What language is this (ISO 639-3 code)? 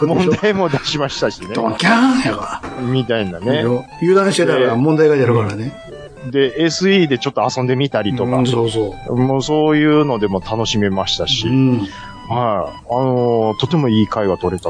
jpn